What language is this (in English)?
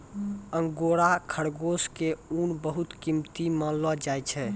Maithili